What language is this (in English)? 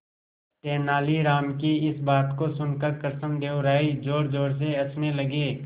Hindi